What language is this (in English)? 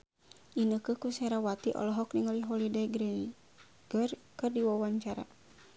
Sundanese